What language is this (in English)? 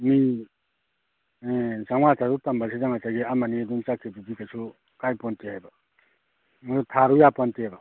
Manipuri